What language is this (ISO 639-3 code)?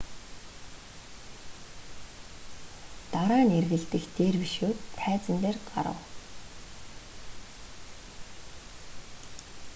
mon